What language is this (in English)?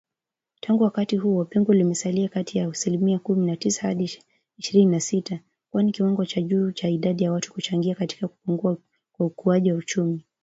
Swahili